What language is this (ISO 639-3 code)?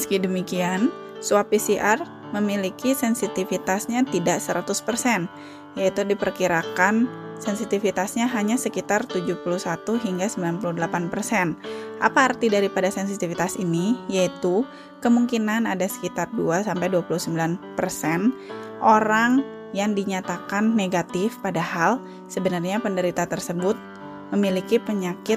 ind